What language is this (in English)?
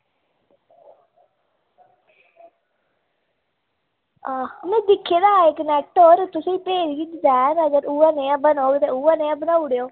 Dogri